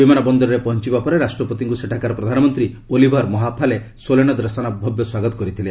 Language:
Odia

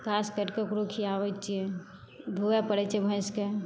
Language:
Maithili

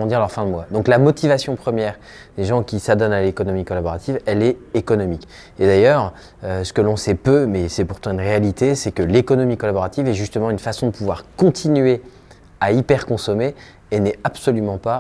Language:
French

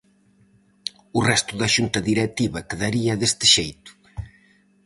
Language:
Galician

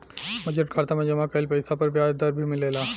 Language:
Bhojpuri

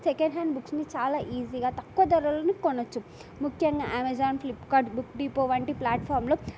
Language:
Telugu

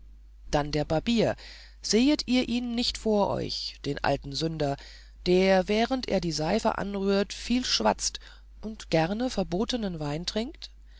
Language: German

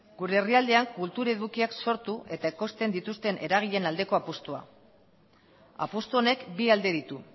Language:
Basque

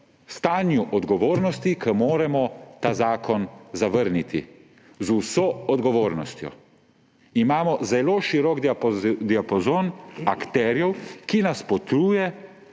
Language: Slovenian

